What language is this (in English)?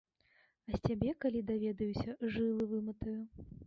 Belarusian